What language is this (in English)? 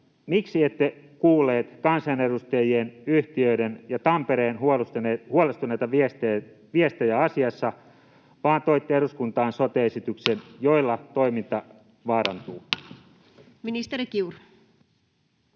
Finnish